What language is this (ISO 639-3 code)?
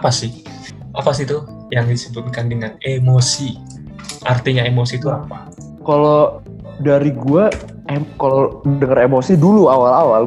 ind